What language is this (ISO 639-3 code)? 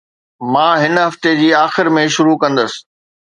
snd